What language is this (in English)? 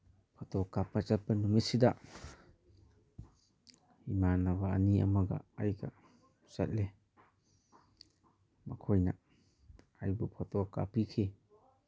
Manipuri